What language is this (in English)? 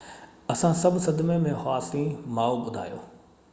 Sindhi